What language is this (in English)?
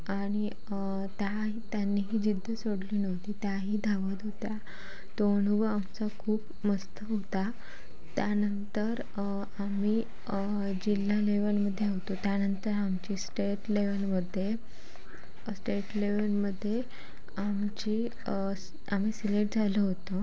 Marathi